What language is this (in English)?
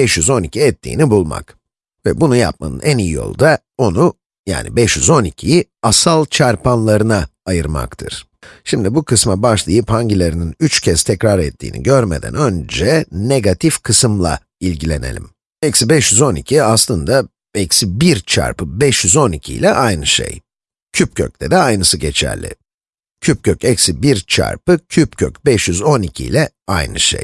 Turkish